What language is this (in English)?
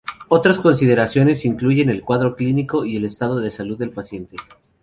Spanish